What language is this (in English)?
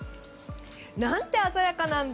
Japanese